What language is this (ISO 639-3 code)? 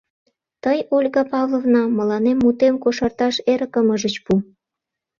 chm